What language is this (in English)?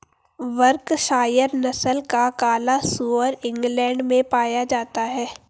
Hindi